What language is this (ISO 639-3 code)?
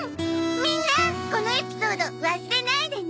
jpn